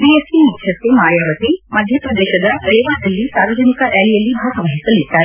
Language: Kannada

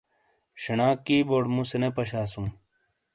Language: Shina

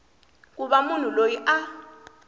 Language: Tsonga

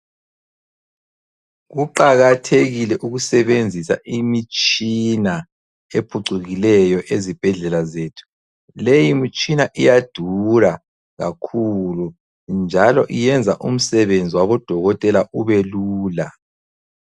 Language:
North Ndebele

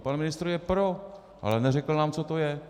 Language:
Czech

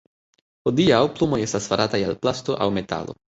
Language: Esperanto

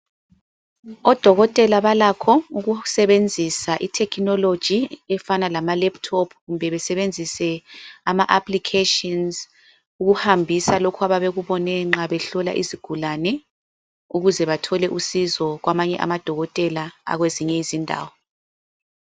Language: North Ndebele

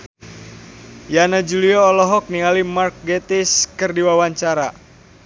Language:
Sundanese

